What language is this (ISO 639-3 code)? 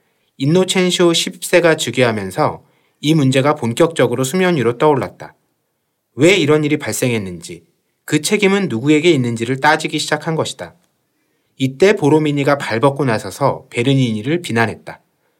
kor